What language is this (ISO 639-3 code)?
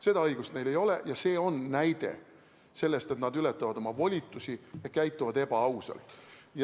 est